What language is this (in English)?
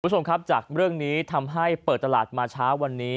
Thai